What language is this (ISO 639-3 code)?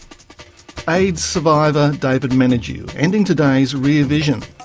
eng